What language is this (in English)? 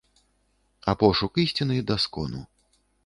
Belarusian